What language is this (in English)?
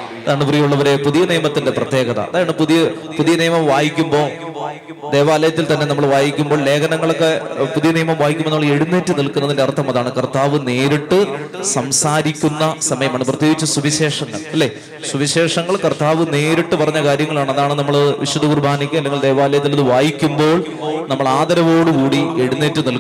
Malayalam